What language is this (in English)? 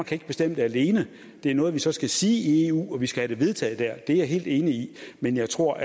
Danish